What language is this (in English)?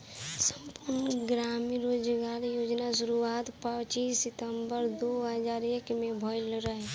Bhojpuri